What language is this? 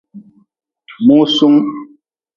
Nawdm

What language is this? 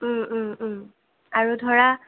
Assamese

